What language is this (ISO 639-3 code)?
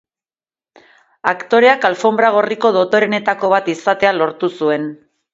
eus